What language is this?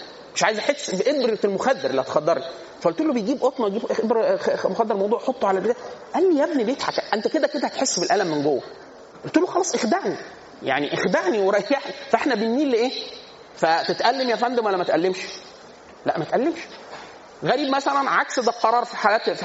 Arabic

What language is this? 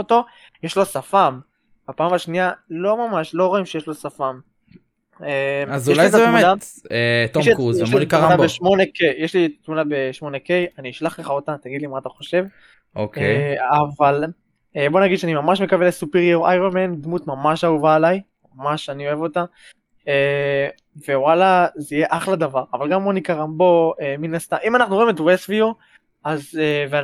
Hebrew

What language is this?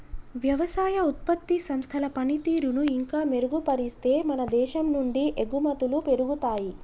Telugu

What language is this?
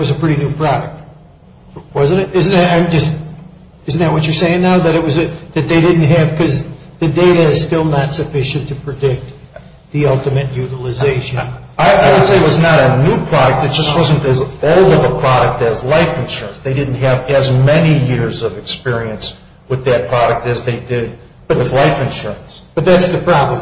English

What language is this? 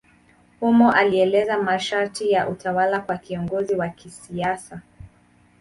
Swahili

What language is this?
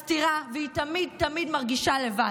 Hebrew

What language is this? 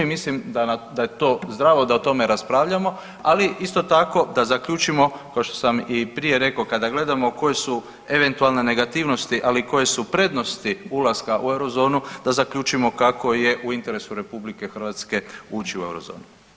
Croatian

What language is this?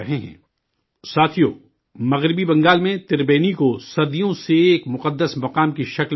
Urdu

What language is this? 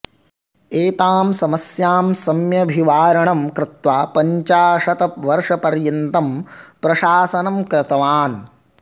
Sanskrit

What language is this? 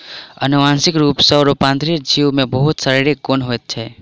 Maithili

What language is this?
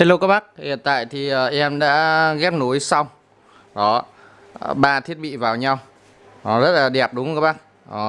Vietnamese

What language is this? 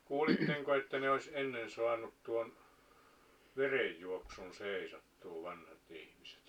Finnish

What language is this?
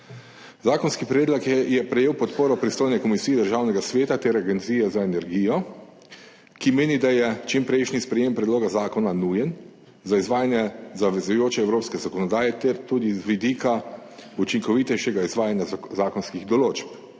Slovenian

